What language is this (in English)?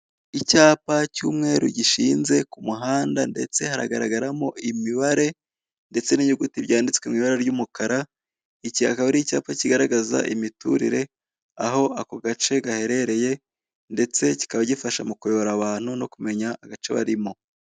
Kinyarwanda